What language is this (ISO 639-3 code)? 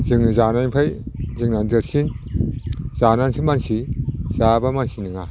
brx